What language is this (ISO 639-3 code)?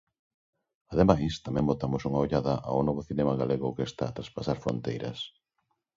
glg